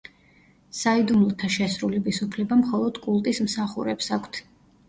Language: Georgian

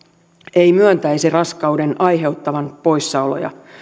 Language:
Finnish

